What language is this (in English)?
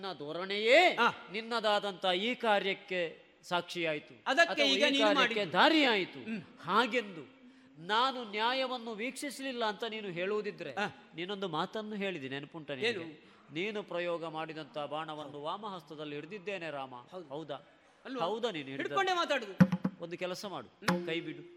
Kannada